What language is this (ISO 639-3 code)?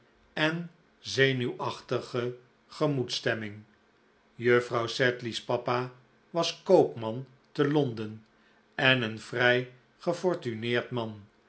nld